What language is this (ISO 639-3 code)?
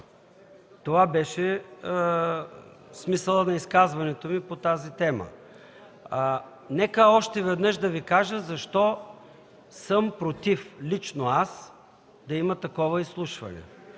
bul